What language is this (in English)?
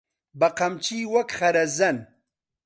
Central Kurdish